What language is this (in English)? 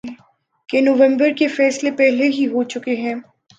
Urdu